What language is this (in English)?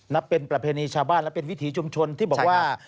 Thai